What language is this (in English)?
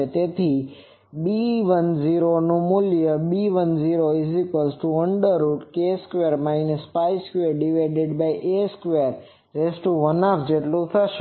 Gujarati